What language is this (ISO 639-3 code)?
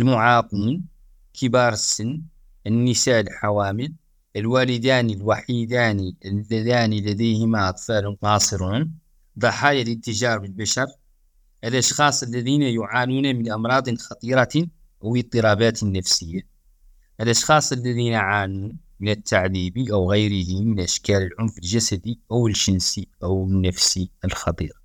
ara